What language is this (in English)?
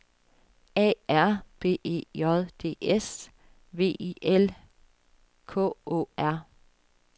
Danish